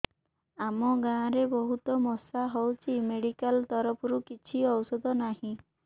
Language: Odia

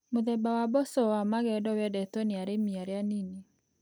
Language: Kikuyu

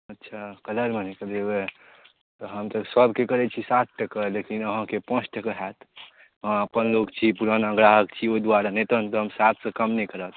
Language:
Maithili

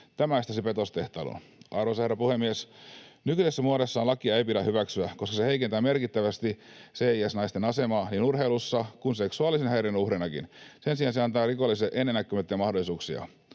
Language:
Finnish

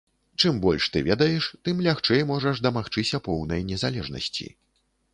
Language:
Belarusian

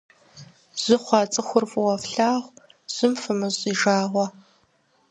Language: Kabardian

